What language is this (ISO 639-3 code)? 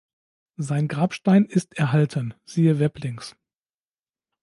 deu